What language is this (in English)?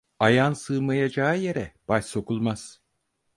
Turkish